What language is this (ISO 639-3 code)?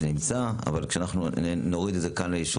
heb